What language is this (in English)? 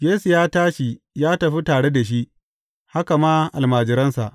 Hausa